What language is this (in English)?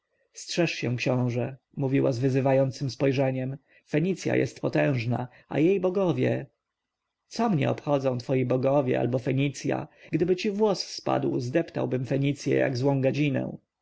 Polish